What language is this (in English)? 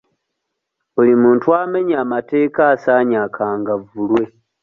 Ganda